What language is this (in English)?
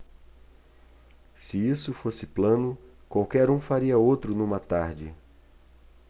Portuguese